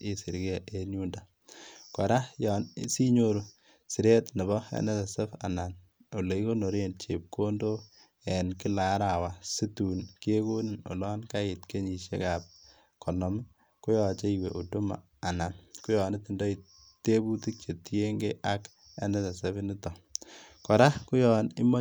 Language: Kalenjin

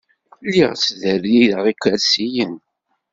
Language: Kabyle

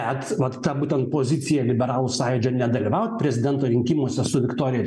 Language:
Lithuanian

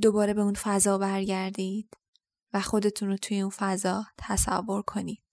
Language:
Persian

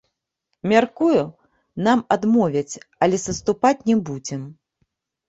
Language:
Belarusian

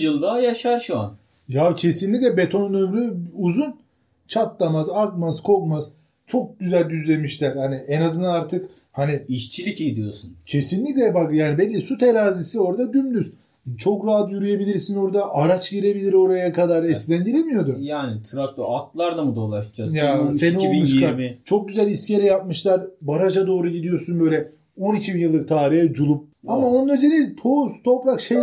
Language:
Turkish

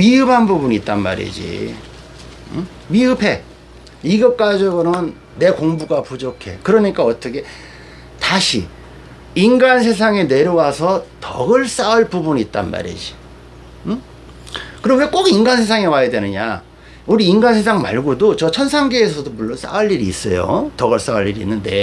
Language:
Korean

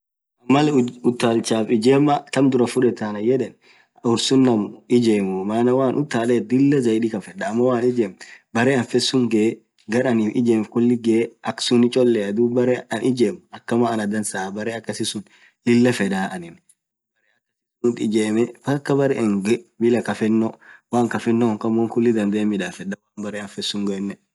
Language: Orma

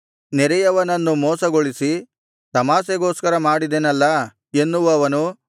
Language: Kannada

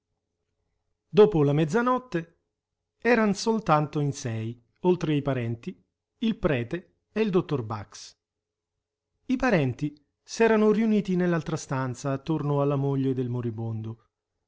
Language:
Italian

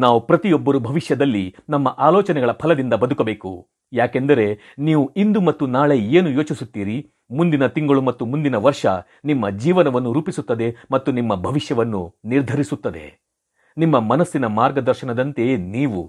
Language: Kannada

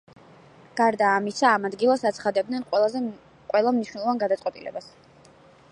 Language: Georgian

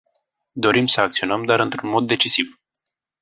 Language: Romanian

